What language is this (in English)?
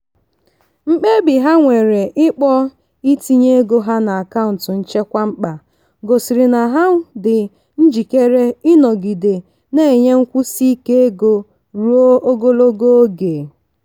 Igbo